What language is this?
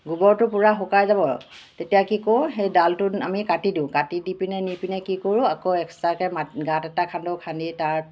Assamese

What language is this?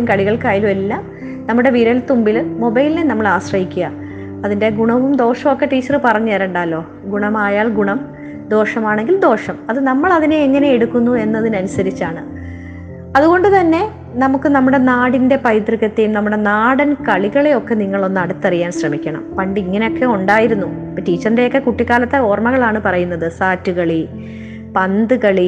Malayalam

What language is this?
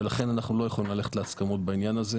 Hebrew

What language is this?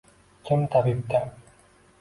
Uzbek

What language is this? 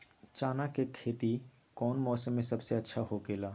Magahi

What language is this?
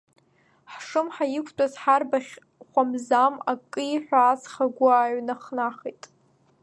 Abkhazian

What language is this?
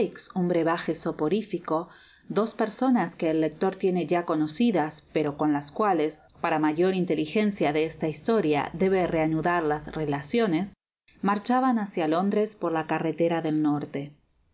Spanish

